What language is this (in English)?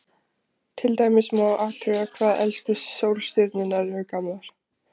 Icelandic